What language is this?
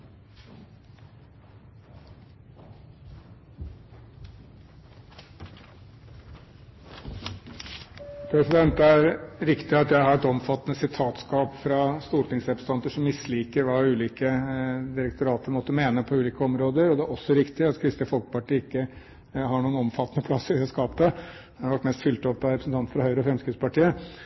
Norwegian Bokmål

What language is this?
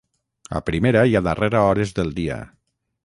Catalan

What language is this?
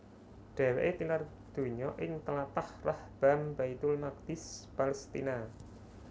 Javanese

